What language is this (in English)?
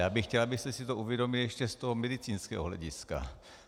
Czech